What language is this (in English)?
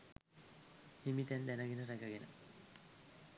Sinhala